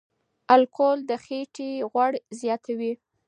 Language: Pashto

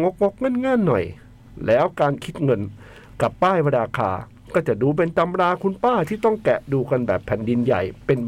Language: Thai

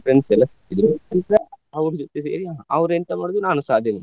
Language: Kannada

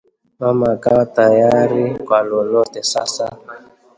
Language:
Swahili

